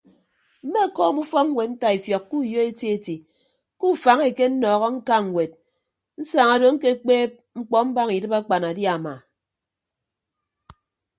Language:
Ibibio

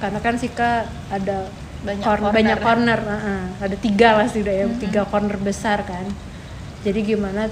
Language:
Indonesian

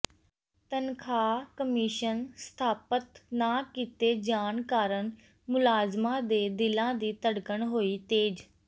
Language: Punjabi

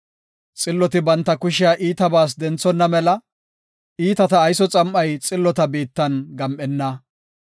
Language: Gofa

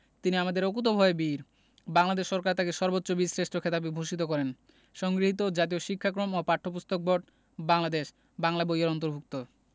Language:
Bangla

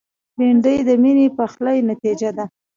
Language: Pashto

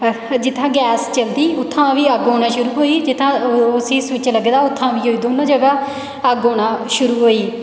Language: Dogri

